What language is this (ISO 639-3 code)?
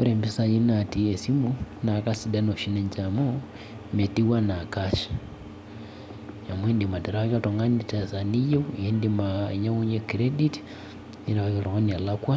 mas